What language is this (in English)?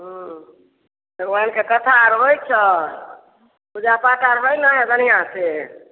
Maithili